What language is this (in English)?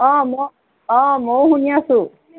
Assamese